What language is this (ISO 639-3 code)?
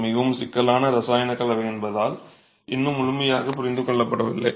tam